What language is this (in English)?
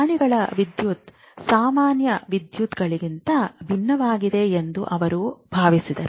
Kannada